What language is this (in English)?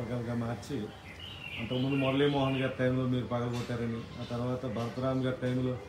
Telugu